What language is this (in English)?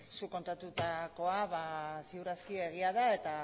Basque